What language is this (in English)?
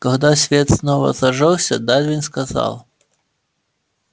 Russian